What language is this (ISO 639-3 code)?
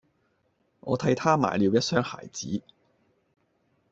yue